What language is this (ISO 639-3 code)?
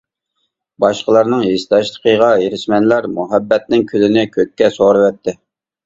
uig